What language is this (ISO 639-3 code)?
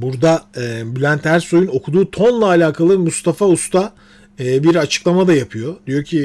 tur